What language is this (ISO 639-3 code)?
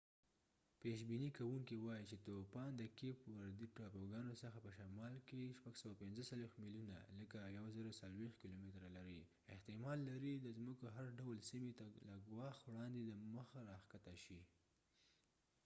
pus